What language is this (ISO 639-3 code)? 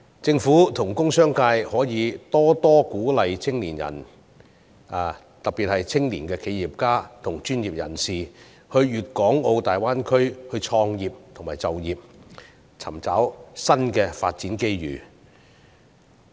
yue